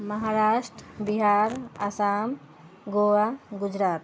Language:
Maithili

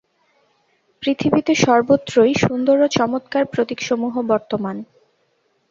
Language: Bangla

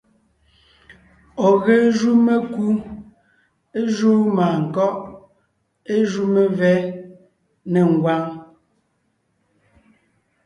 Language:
Ngiemboon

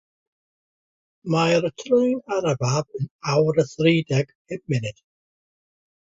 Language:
Welsh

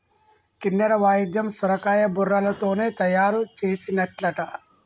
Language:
Telugu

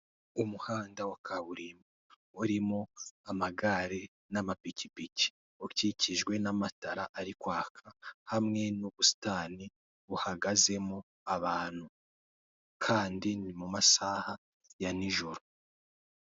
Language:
Kinyarwanda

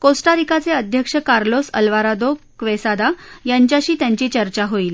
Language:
Marathi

